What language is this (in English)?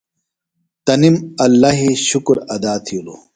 Phalura